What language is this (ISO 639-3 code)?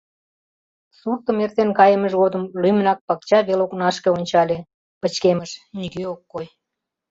chm